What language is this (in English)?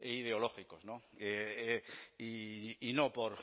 Spanish